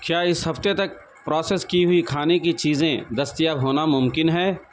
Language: Urdu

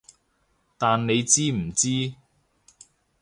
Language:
Cantonese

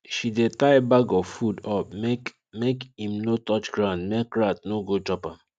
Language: Nigerian Pidgin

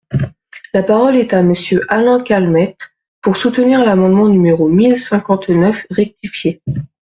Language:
French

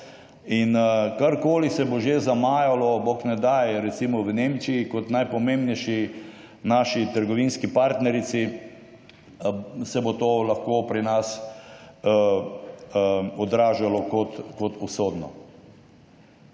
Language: Slovenian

